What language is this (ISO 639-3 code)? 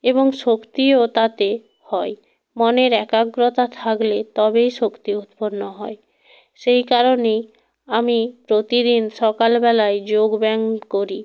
ben